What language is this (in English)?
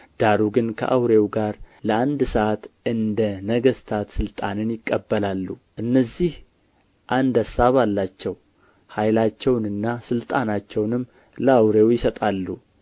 Amharic